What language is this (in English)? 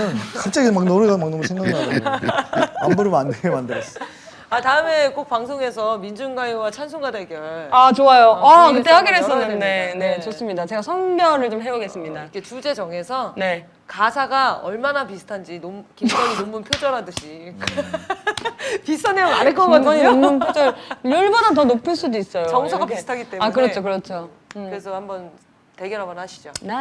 Korean